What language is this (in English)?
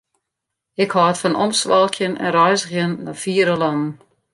Western Frisian